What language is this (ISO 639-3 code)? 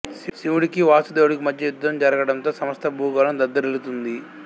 tel